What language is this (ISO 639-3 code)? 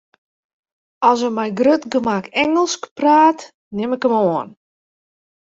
fry